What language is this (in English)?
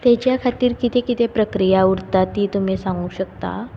Konkani